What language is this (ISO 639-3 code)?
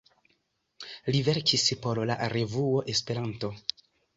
epo